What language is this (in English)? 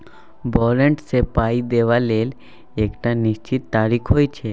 Maithili